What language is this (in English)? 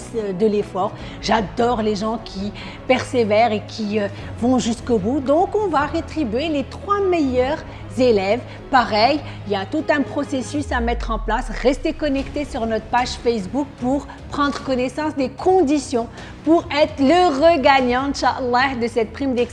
French